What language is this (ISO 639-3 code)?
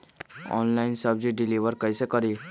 mag